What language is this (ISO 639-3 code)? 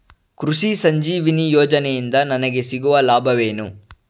kan